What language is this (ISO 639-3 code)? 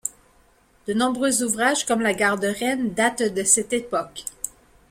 fra